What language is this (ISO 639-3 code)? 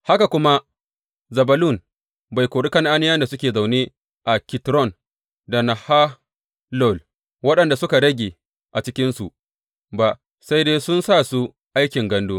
hau